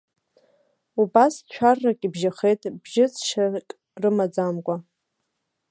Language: Abkhazian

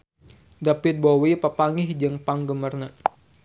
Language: Sundanese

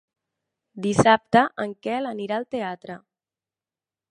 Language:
Catalan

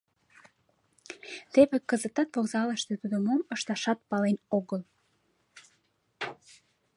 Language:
Mari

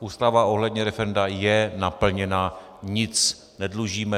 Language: Czech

